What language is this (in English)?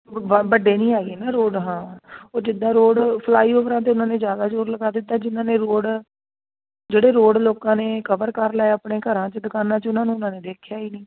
Punjabi